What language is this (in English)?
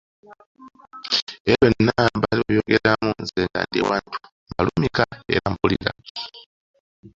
Ganda